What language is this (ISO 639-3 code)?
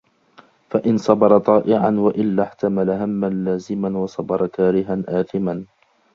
ara